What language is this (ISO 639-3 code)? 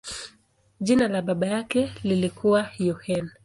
swa